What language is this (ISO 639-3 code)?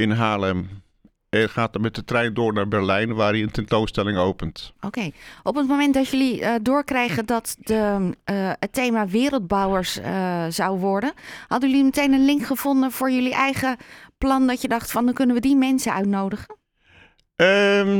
nld